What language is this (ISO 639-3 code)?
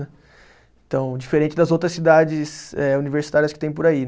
por